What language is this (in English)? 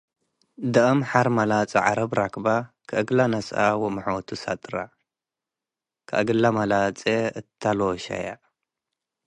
Tigre